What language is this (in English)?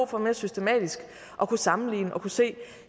Danish